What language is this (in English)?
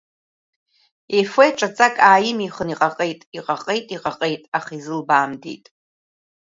Abkhazian